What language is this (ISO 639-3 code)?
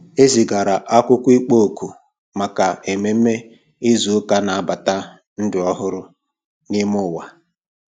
ibo